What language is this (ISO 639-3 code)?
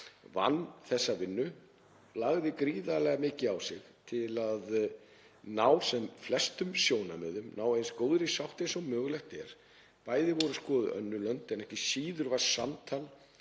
isl